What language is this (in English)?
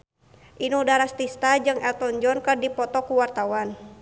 Sundanese